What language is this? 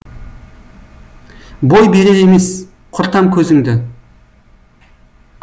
Kazakh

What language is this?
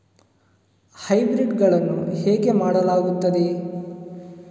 Kannada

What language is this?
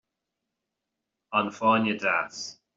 Irish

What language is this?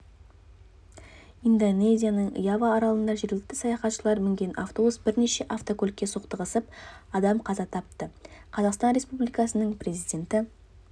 Kazakh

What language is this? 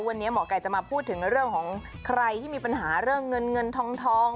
Thai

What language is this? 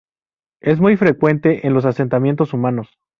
Spanish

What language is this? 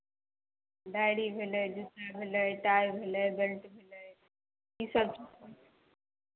Maithili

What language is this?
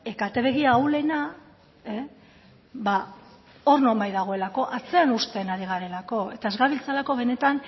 Basque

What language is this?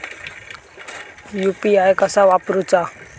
Marathi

